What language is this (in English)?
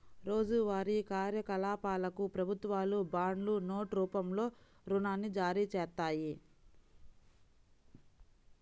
Telugu